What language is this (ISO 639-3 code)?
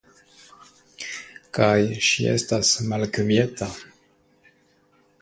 epo